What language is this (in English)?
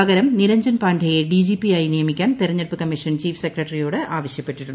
Malayalam